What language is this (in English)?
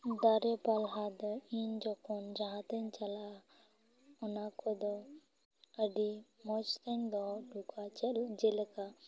Santali